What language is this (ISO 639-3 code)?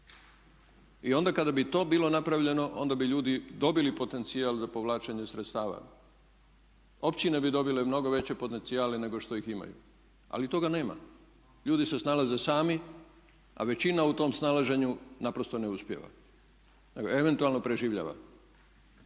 hrv